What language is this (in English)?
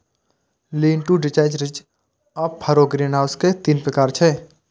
Maithili